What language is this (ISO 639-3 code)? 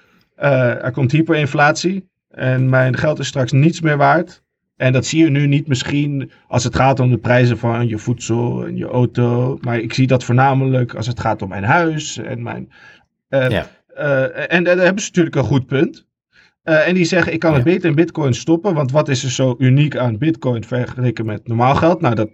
nld